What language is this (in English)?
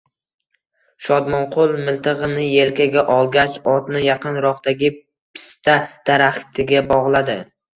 Uzbek